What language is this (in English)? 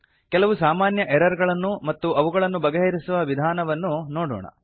Kannada